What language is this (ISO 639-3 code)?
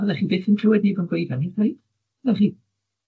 cym